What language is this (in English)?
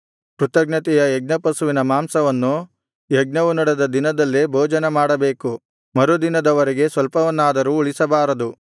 Kannada